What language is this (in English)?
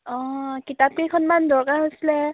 Assamese